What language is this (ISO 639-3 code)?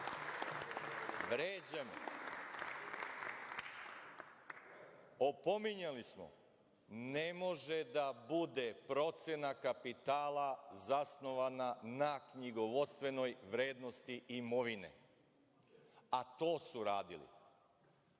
srp